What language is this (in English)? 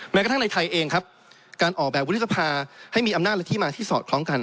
Thai